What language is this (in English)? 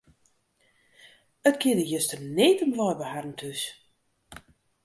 Western Frisian